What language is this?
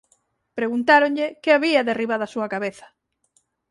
Galician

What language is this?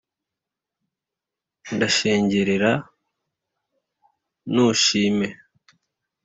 Kinyarwanda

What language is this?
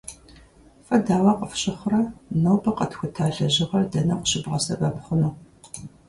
Kabardian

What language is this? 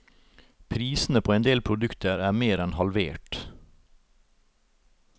Norwegian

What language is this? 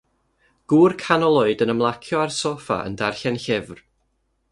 Welsh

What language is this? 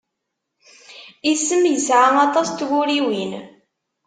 Kabyle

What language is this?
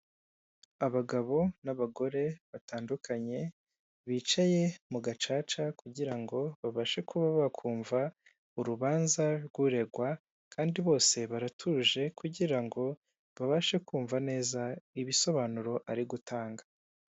Kinyarwanda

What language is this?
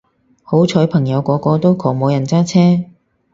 Cantonese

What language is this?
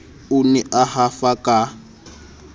Southern Sotho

